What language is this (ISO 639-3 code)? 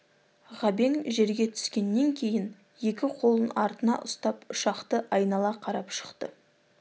kaz